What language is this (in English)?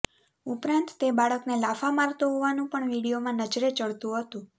Gujarati